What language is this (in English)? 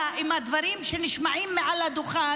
Hebrew